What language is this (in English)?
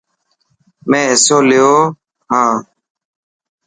Dhatki